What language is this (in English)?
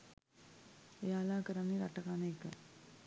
Sinhala